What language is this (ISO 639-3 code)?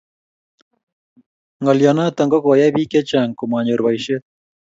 kln